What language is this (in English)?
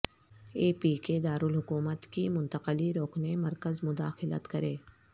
Urdu